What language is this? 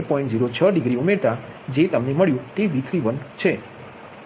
Gujarati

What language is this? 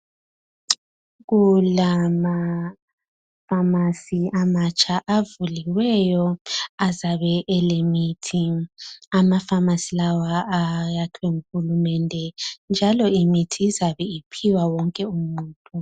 North Ndebele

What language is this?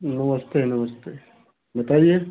Hindi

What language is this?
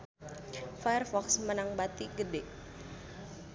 Sundanese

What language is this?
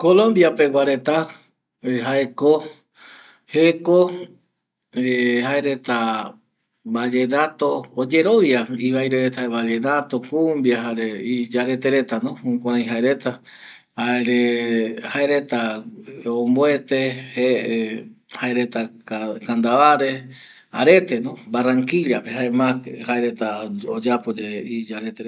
Eastern Bolivian Guaraní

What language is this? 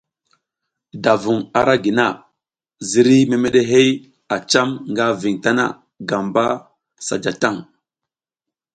South Giziga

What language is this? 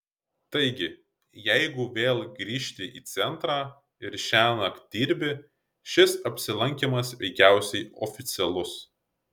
Lithuanian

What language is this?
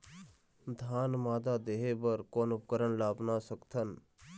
Chhattisgarhi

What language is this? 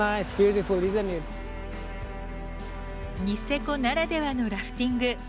Japanese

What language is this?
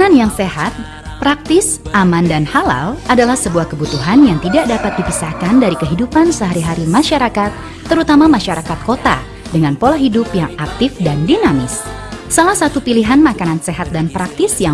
Indonesian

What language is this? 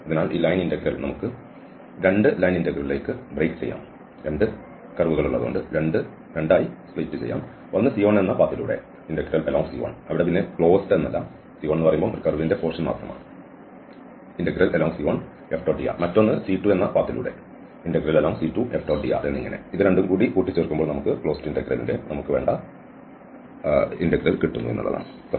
Malayalam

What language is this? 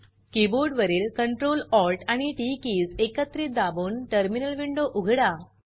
Marathi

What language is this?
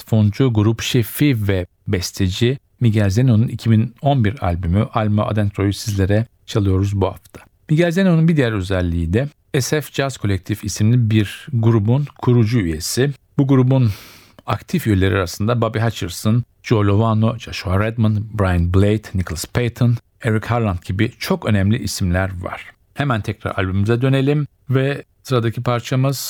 Turkish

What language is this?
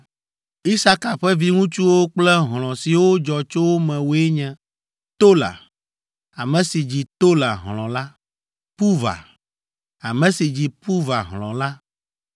Ewe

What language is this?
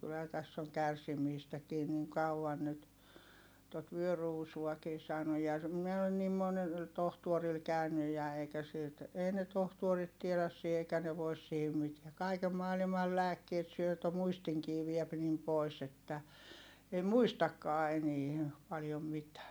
Finnish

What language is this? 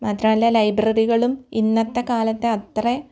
Malayalam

